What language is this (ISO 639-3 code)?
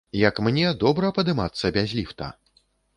bel